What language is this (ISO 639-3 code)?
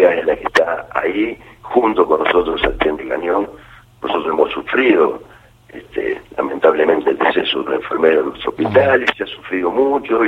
spa